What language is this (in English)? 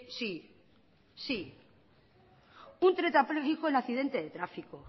Spanish